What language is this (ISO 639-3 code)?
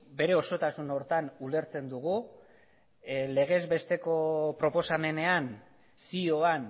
eus